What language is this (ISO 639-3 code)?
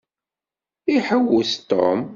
kab